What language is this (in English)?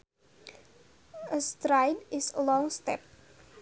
Sundanese